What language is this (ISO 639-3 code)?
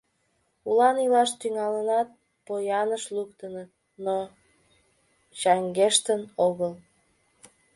chm